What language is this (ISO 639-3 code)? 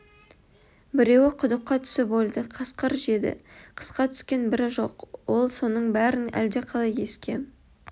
kaz